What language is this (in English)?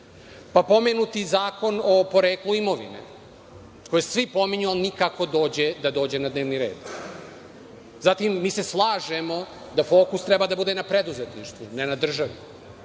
Serbian